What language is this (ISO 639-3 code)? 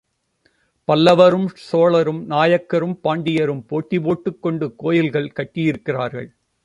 tam